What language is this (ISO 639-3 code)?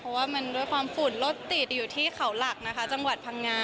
tha